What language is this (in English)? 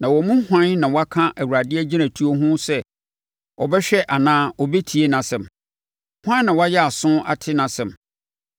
Akan